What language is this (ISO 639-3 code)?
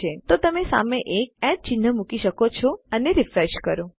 guj